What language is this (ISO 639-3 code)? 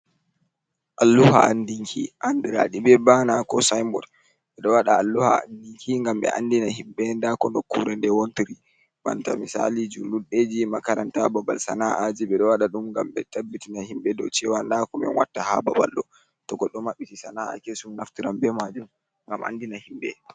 ful